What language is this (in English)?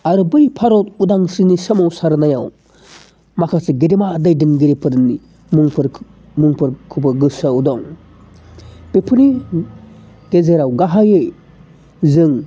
Bodo